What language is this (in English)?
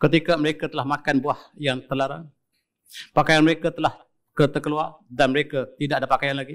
Malay